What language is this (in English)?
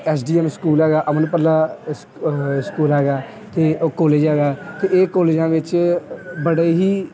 Punjabi